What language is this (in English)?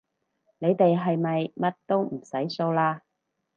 Cantonese